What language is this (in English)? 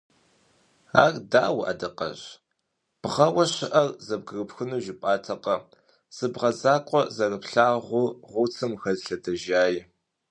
Kabardian